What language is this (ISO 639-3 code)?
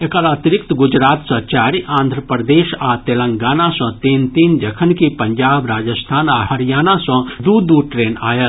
mai